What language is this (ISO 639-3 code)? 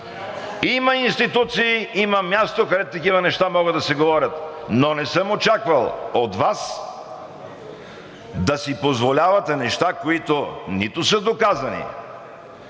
bul